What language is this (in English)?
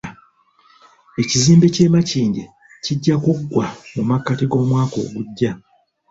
Ganda